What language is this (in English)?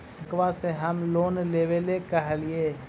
Magahi